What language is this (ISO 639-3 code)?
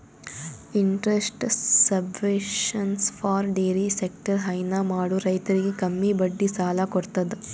kan